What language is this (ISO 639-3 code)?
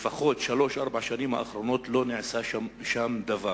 heb